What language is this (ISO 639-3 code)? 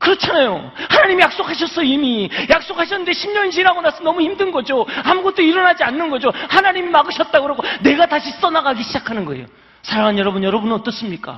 kor